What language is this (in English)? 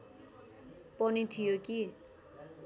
Nepali